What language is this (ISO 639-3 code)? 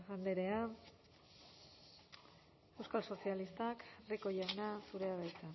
eus